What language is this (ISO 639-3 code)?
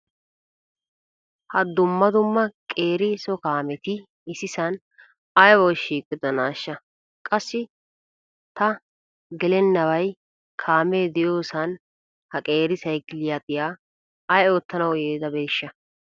wal